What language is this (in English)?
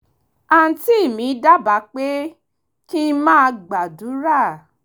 Yoruba